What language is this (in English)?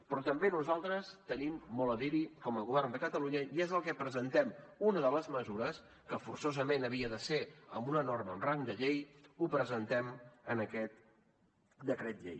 Catalan